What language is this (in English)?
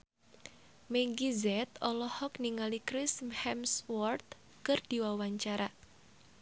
Sundanese